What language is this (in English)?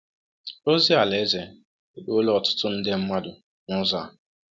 Igbo